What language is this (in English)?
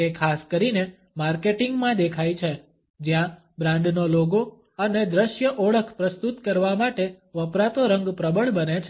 Gujarati